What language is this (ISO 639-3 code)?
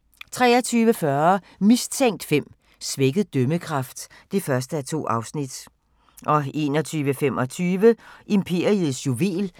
dan